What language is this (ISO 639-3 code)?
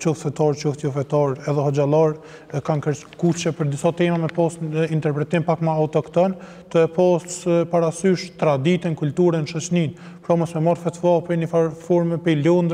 ara